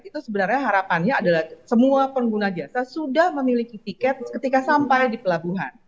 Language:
Indonesian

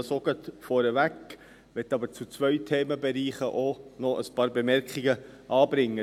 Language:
Swiss German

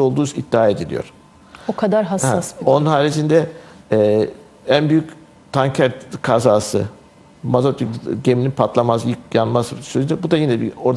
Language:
Turkish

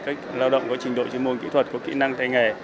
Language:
Vietnamese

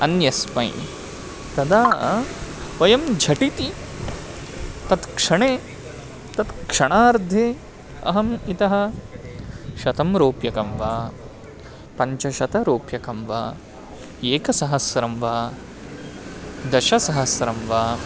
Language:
Sanskrit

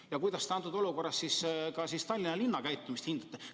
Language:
Estonian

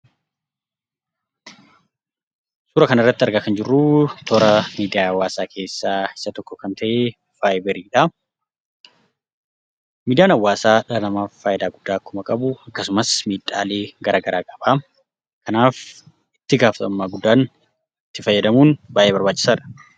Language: Oromo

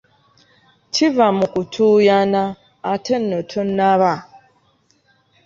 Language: Ganda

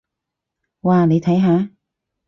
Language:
Cantonese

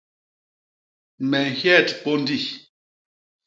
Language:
Basaa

